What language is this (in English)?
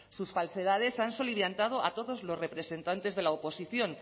Spanish